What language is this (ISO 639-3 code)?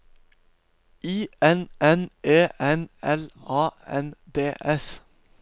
nor